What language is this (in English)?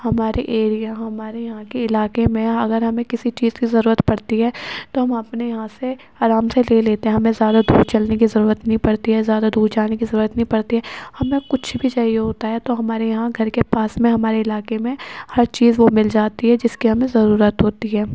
Urdu